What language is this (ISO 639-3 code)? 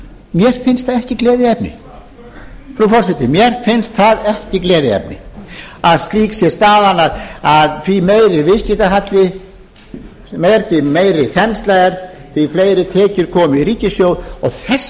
isl